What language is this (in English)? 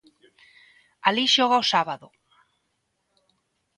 Galician